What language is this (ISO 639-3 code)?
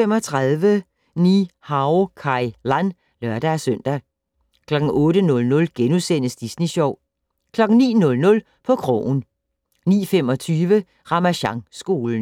dan